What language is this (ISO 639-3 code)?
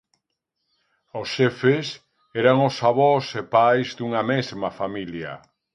glg